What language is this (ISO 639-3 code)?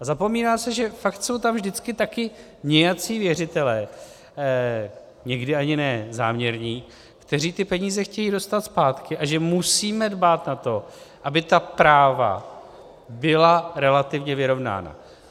ces